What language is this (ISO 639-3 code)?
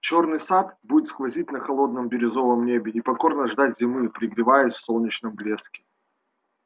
rus